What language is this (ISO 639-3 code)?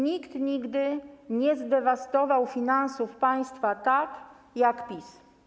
pol